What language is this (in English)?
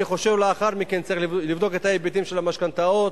Hebrew